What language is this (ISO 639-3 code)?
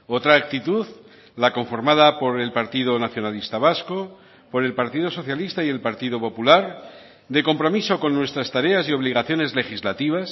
spa